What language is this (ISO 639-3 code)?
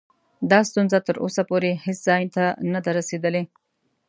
pus